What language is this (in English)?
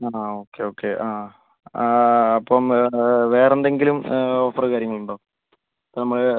Malayalam